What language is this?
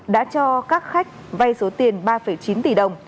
Vietnamese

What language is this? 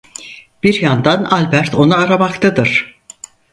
Turkish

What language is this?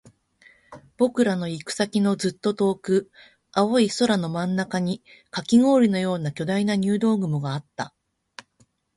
Japanese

